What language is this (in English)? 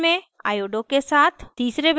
Hindi